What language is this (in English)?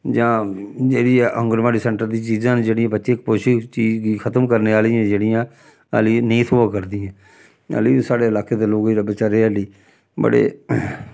Dogri